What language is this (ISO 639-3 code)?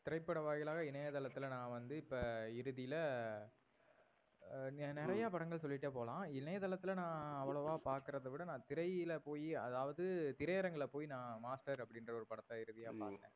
tam